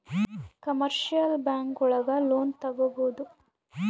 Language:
Kannada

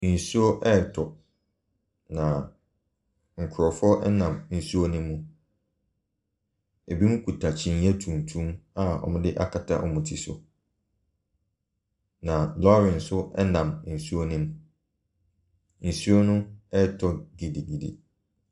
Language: Akan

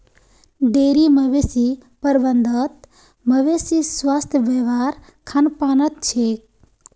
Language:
Magahi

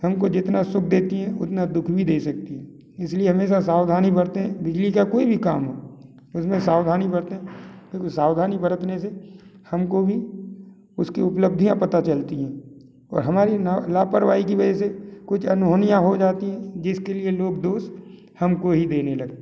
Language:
Hindi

